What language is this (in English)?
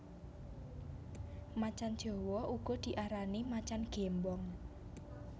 Javanese